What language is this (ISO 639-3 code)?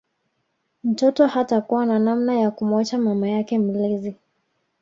swa